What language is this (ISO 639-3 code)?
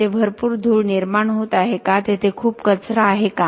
mar